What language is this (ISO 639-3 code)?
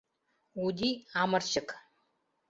chm